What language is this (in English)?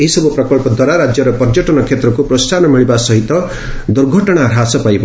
Odia